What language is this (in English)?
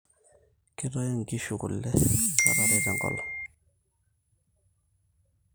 Masai